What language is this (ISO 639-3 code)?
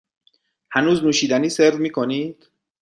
fas